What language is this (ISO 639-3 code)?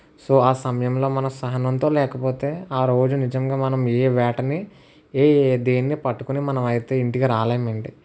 tel